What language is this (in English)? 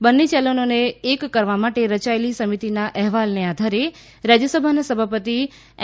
Gujarati